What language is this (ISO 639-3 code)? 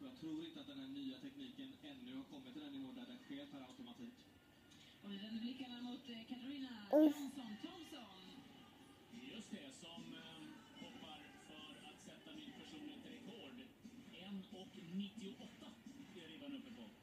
swe